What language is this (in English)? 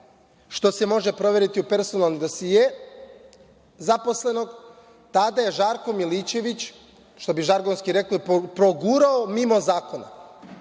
Serbian